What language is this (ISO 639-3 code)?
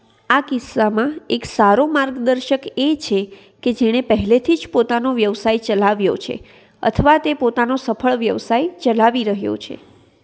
guj